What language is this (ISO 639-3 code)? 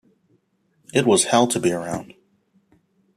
eng